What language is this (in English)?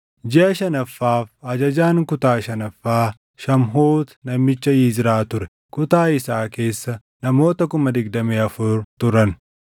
Oromo